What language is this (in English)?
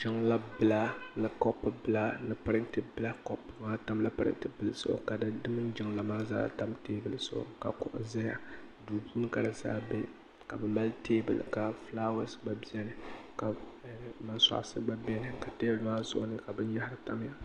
Dagbani